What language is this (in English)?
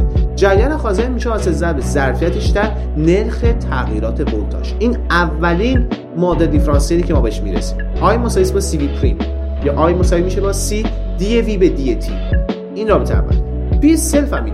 Persian